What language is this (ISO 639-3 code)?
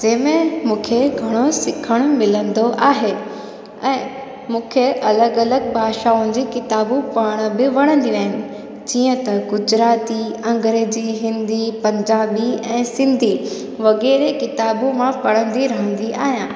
snd